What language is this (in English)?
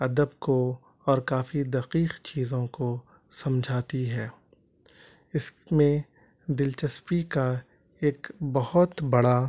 Urdu